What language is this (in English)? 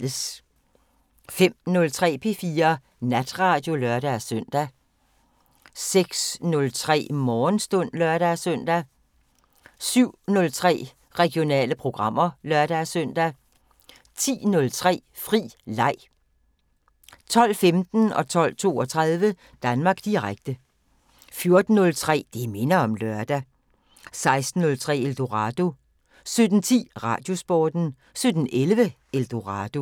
Danish